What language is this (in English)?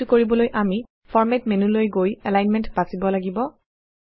Assamese